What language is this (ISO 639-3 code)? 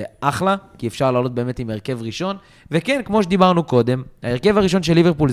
heb